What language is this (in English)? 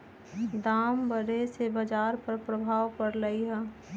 Magahi